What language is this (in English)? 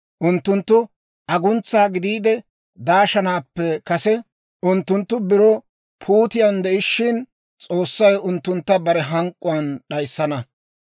Dawro